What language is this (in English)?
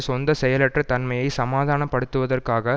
Tamil